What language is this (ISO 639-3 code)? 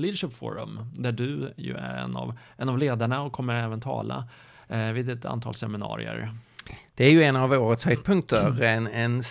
swe